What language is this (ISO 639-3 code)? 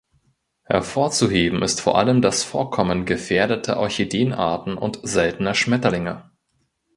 deu